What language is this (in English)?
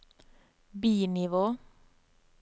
Norwegian